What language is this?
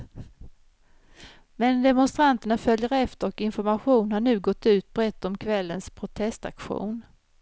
Swedish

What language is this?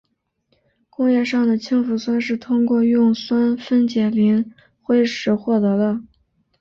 Chinese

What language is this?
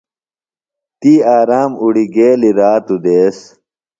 Phalura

